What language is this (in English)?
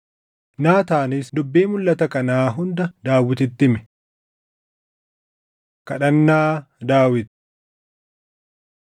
Oromo